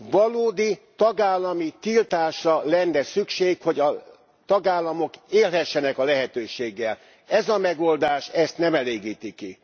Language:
Hungarian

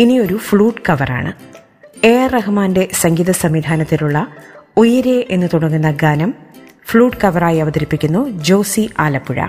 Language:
Malayalam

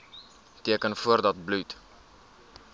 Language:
Afrikaans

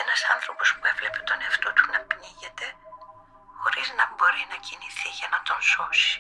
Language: Greek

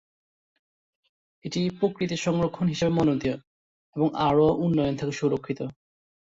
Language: Bangla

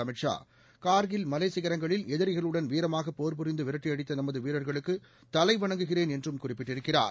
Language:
Tamil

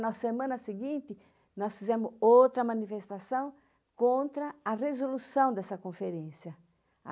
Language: Portuguese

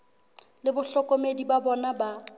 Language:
Southern Sotho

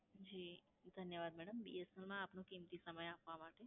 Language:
Gujarati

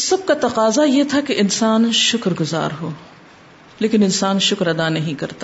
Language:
Urdu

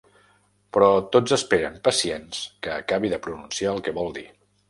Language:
Catalan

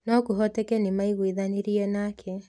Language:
Kikuyu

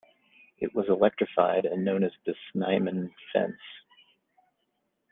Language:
English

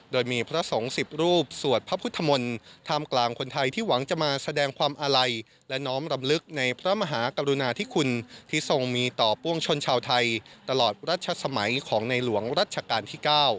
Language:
Thai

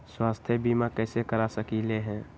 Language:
Magahi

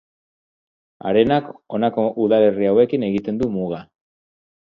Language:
Basque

